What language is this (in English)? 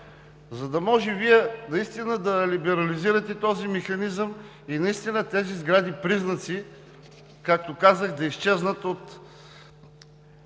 Bulgarian